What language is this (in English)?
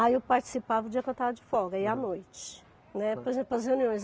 Portuguese